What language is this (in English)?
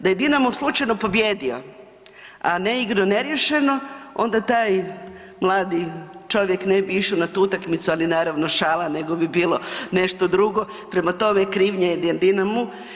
Croatian